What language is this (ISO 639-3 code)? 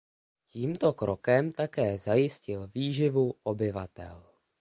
ces